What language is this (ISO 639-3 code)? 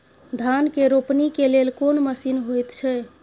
mai